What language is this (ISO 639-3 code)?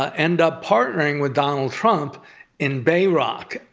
eng